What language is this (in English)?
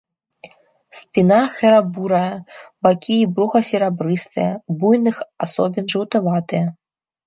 Belarusian